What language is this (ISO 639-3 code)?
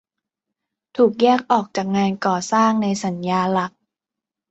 tha